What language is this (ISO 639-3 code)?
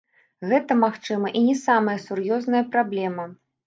bel